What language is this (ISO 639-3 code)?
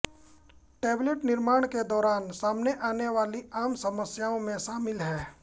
hin